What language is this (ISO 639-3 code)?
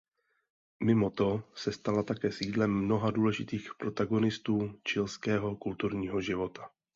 ces